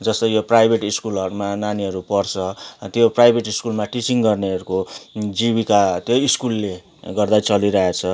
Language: Nepali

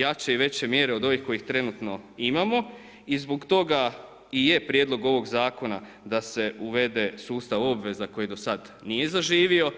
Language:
Croatian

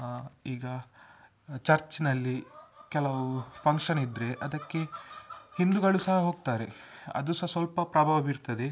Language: Kannada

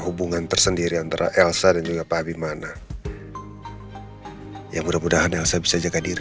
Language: Indonesian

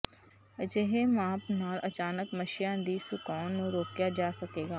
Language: Punjabi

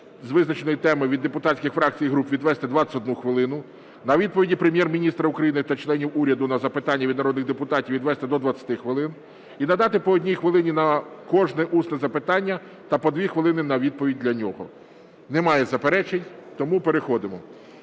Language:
Ukrainian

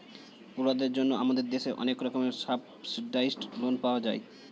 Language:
Bangla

